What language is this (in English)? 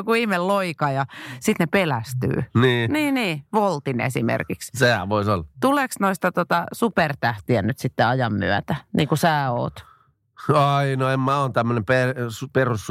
Finnish